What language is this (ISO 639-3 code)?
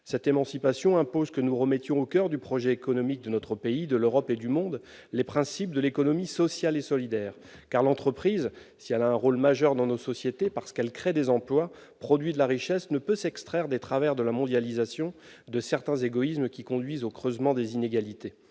fra